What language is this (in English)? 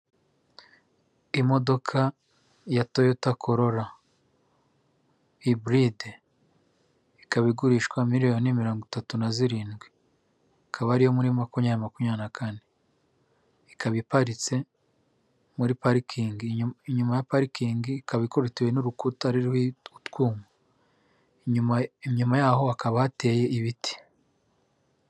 Kinyarwanda